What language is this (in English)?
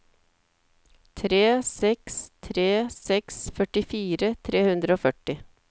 Norwegian